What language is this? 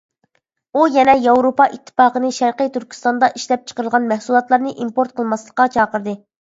Uyghur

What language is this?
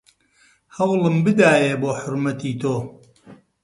Central Kurdish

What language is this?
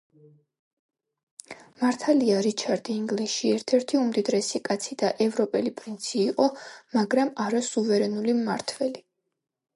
Georgian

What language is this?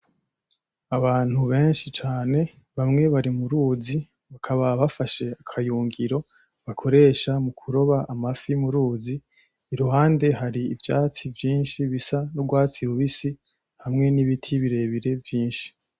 Rundi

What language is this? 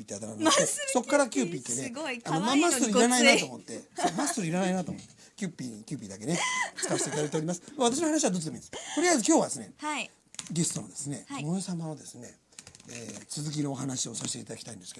Japanese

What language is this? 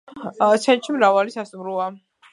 Georgian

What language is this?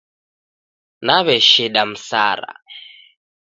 Taita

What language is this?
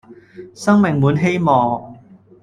Cantonese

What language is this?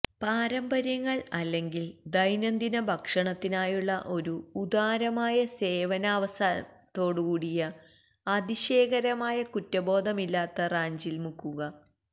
Malayalam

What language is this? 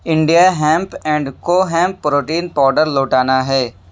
Urdu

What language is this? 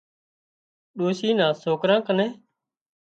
Wadiyara Koli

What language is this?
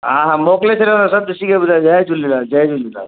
Sindhi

